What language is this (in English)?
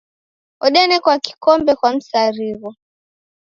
Taita